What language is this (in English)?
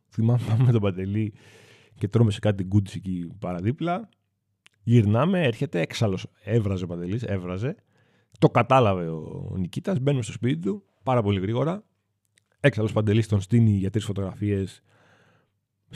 Greek